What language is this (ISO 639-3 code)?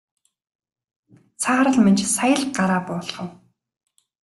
mon